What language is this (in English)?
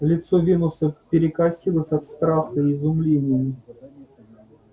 Russian